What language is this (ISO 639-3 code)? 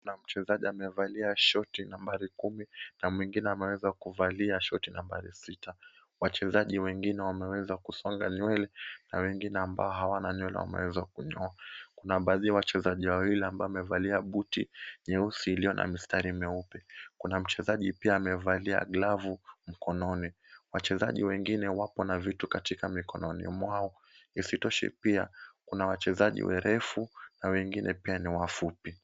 swa